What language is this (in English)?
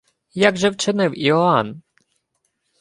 Ukrainian